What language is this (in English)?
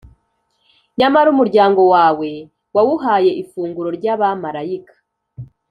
Kinyarwanda